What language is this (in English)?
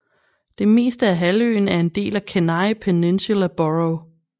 Danish